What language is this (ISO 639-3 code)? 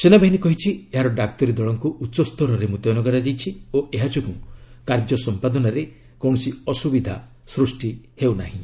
ori